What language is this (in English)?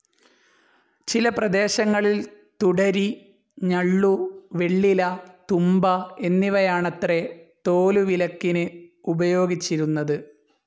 Malayalam